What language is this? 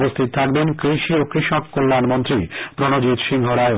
Bangla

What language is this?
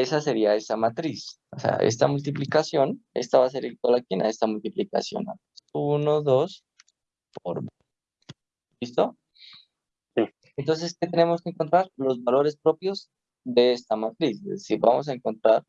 Spanish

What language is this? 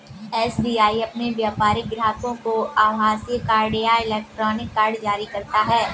Hindi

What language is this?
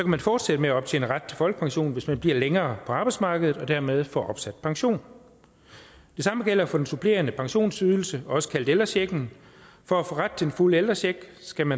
Danish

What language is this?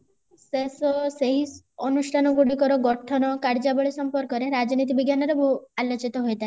Odia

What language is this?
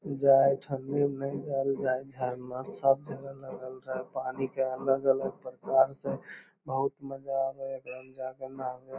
Magahi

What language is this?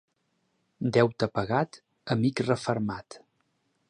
Catalan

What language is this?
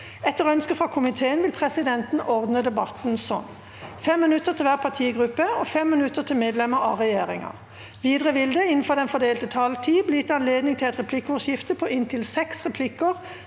Norwegian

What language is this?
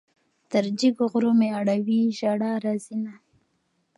Pashto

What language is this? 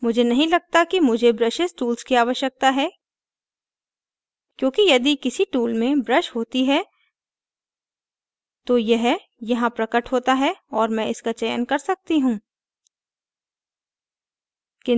Hindi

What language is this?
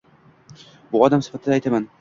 Uzbek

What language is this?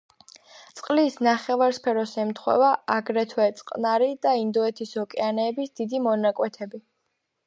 Georgian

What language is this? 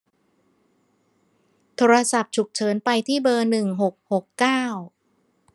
Thai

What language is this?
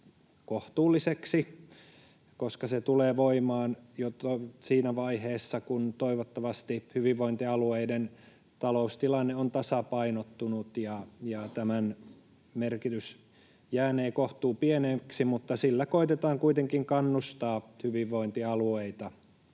Finnish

